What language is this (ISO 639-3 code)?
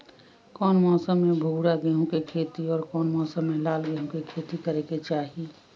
mag